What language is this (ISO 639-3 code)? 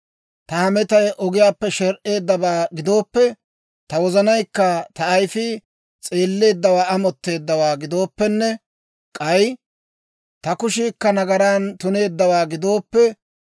dwr